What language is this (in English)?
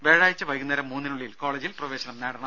Malayalam